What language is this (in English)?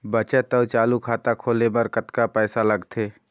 Chhattisgarhi